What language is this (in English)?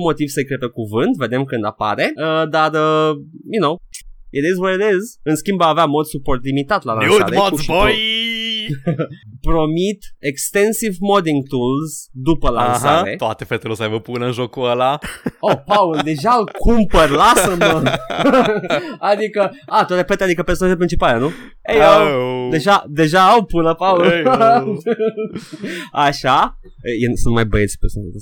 Romanian